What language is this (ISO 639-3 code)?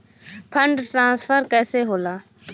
bho